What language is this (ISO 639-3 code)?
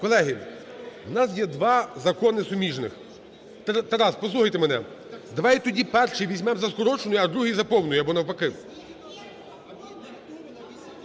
ukr